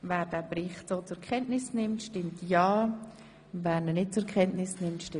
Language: Swiss German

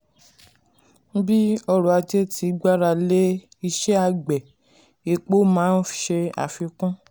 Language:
Yoruba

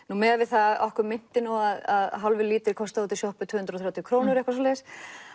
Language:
Icelandic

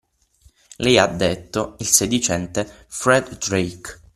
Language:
Italian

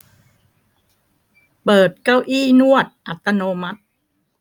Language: Thai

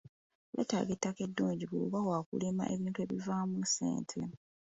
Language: Ganda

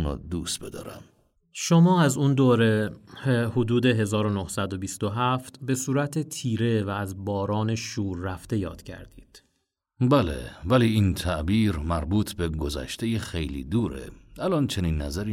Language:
Persian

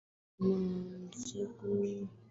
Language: Swahili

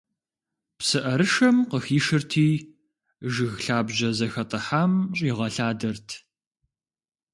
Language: Kabardian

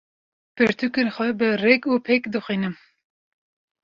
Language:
Kurdish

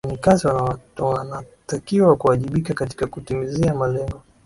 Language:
Swahili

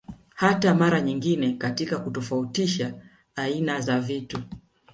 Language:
Swahili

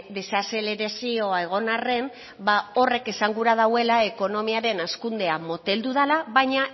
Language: Basque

